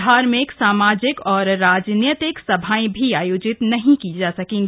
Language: Hindi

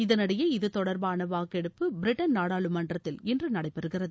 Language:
Tamil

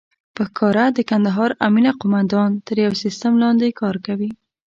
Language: Pashto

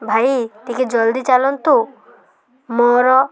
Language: Odia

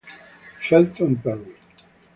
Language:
Italian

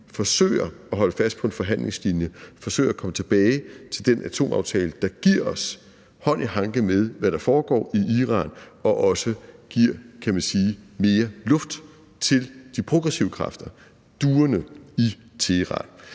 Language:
Danish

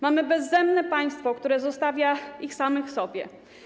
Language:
Polish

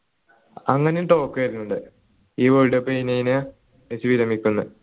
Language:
Malayalam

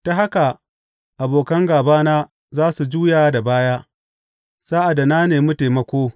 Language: Hausa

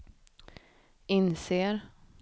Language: Swedish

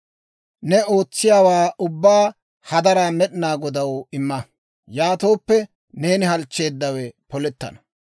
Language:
Dawro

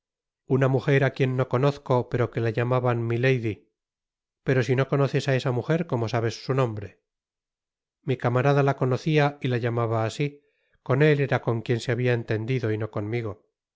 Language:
Spanish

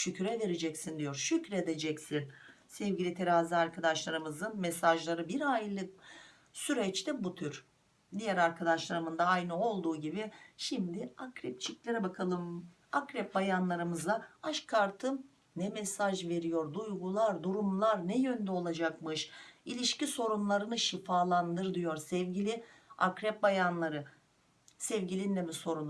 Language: Turkish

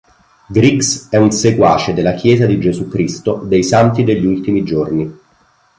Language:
Italian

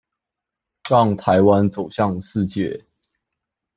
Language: Chinese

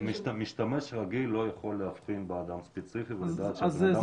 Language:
Hebrew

